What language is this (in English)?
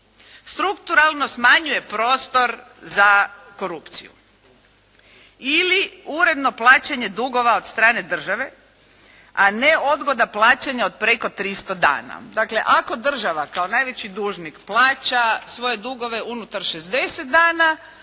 Croatian